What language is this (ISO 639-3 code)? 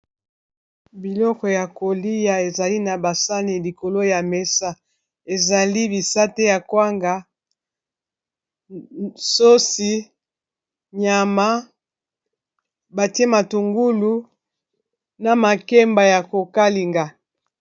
lin